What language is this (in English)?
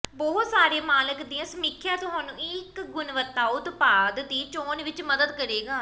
Punjabi